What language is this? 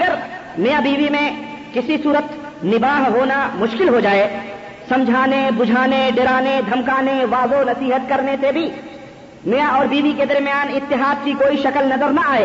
Urdu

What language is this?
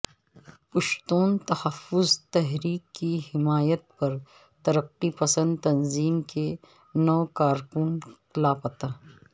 Urdu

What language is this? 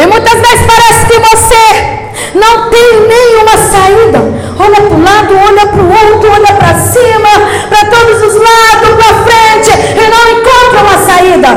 Portuguese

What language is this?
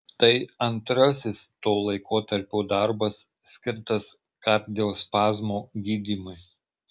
Lithuanian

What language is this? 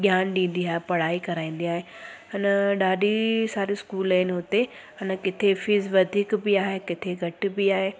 Sindhi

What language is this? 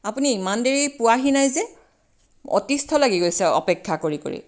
Assamese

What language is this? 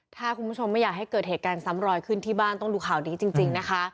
Thai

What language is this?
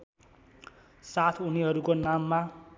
Nepali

